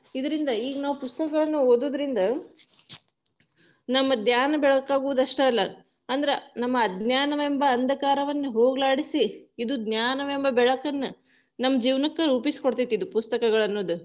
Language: Kannada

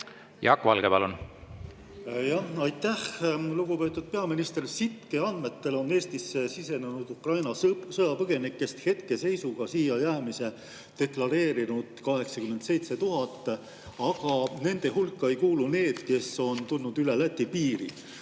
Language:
Estonian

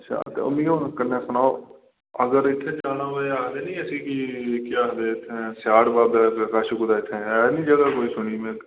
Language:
Dogri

